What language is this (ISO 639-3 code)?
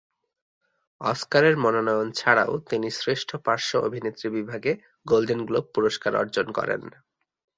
ben